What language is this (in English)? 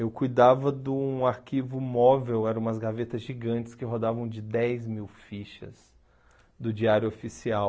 Portuguese